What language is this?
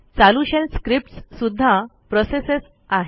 Marathi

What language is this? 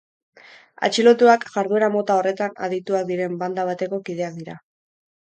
Basque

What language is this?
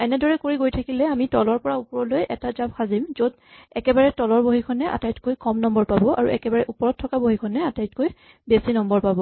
Assamese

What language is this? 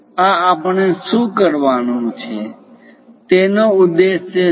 Gujarati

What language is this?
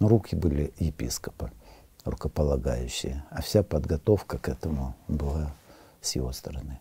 Russian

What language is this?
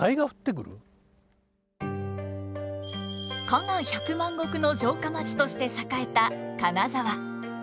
Japanese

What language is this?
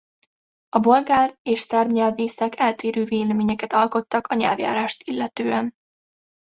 Hungarian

